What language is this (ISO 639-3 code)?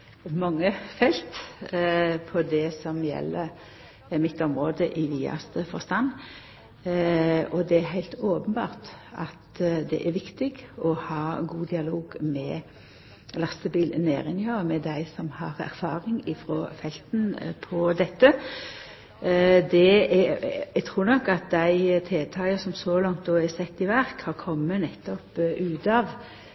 nno